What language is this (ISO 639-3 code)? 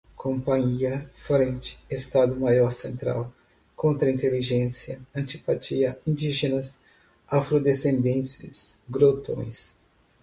por